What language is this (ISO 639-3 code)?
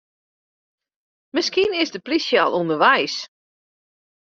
fry